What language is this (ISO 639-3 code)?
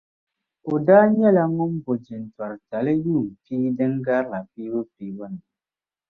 dag